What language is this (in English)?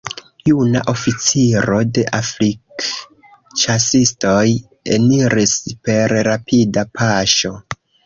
Esperanto